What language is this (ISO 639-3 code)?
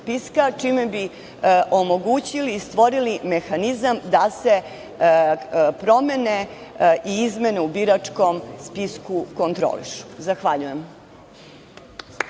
srp